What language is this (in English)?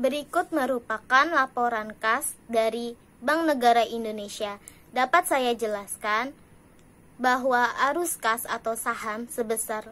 Indonesian